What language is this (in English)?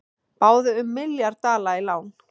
Icelandic